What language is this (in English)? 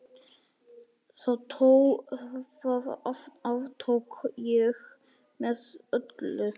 Icelandic